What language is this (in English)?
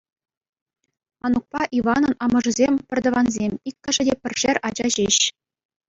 Chuvash